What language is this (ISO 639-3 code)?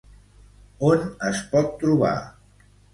cat